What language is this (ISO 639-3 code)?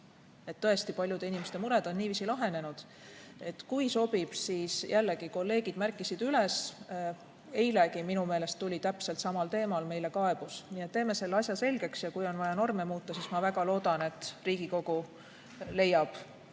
est